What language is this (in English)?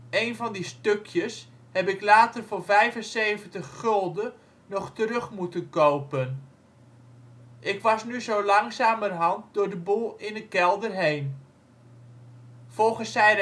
Dutch